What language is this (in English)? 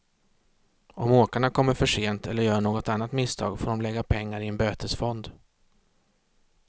Swedish